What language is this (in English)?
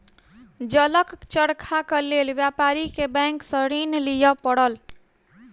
Maithili